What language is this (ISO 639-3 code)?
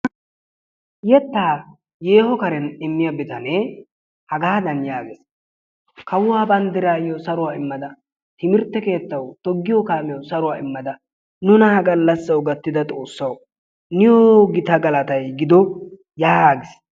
wal